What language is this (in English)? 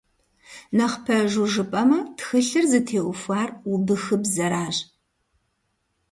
Kabardian